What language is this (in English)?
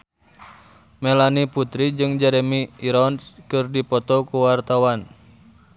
Sundanese